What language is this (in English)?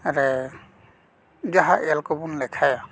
Santali